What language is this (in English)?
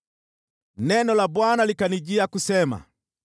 Swahili